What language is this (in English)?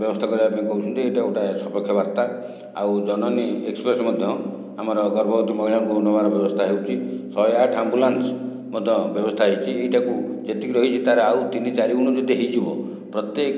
Odia